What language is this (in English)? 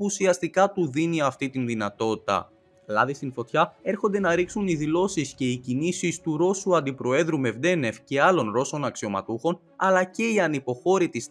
Greek